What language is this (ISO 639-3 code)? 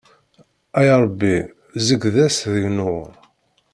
kab